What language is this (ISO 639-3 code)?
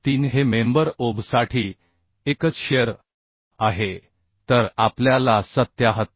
mar